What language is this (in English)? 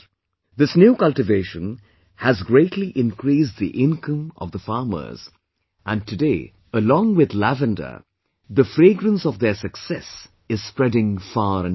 English